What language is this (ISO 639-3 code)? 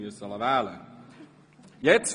gsw